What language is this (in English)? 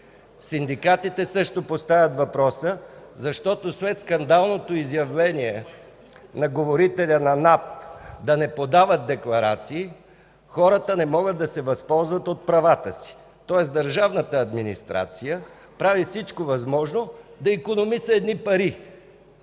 Bulgarian